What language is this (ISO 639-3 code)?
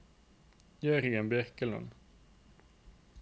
nor